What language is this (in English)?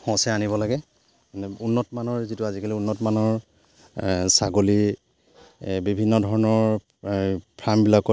Assamese